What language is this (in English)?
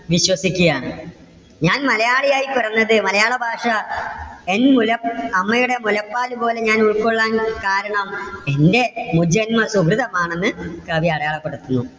Malayalam